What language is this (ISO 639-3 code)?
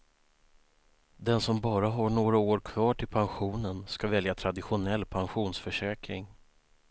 swe